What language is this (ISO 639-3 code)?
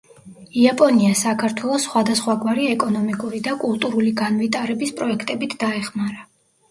kat